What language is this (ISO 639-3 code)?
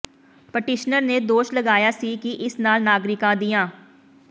pan